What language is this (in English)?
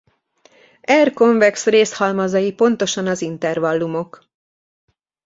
Hungarian